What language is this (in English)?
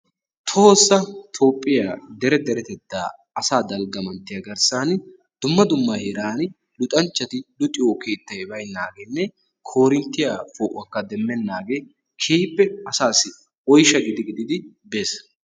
Wolaytta